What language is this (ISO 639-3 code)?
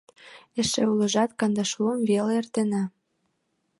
chm